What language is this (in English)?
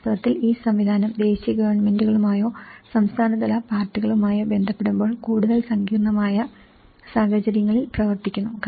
Malayalam